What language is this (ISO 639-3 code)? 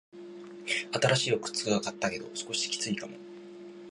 jpn